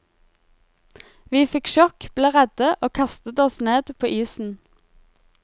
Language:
Norwegian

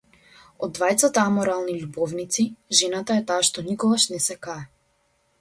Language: Macedonian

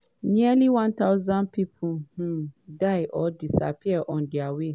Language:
Nigerian Pidgin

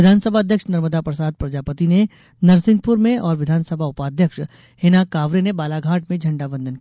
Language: Hindi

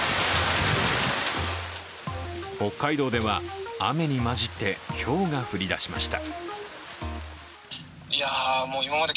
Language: Japanese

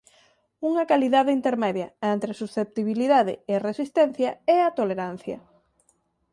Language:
Galician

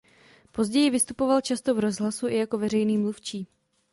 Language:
Czech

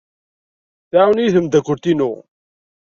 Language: Kabyle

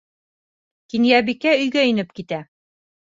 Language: Bashkir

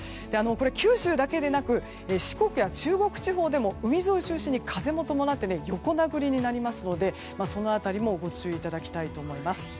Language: Japanese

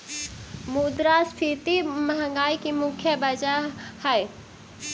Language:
Magahi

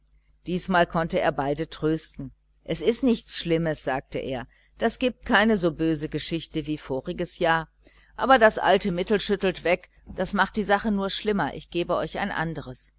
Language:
German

